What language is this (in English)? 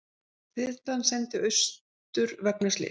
Icelandic